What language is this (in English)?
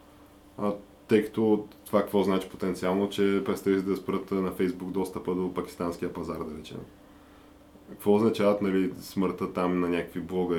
Bulgarian